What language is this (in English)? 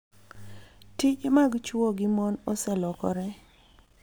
Luo (Kenya and Tanzania)